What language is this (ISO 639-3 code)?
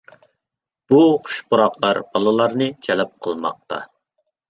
uig